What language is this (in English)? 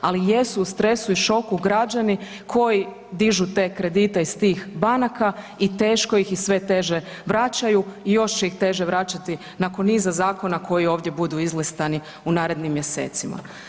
Croatian